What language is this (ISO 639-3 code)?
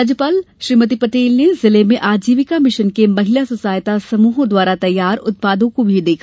hin